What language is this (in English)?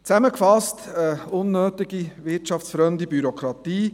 Swiss German